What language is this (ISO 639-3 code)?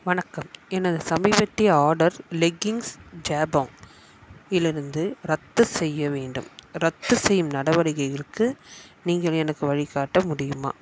tam